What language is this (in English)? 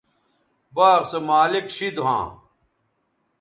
Bateri